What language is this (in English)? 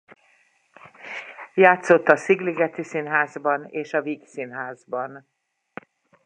Hungarian